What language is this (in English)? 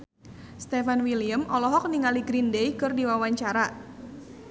Sundanese